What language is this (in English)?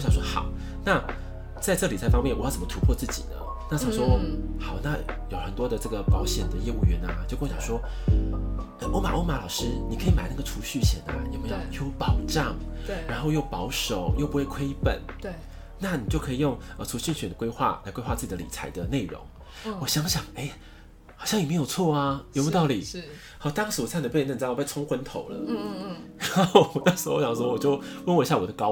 Chinese